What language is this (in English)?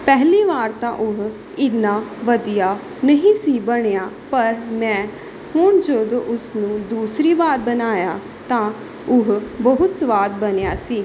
Punjabi